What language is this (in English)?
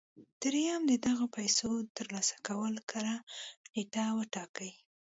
Pashto